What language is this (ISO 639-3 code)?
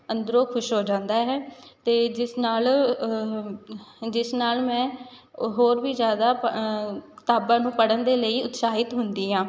pan